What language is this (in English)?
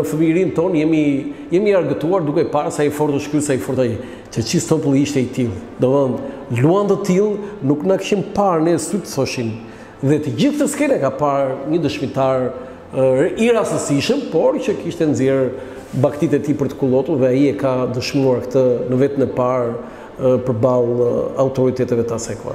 Romanian